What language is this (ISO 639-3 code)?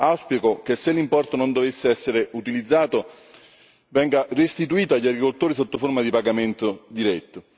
ita